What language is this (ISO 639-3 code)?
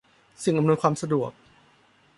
tha